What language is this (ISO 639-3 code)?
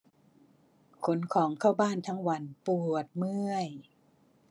tha